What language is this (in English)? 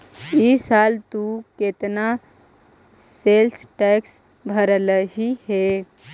Magahi